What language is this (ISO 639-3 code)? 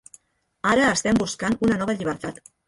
cat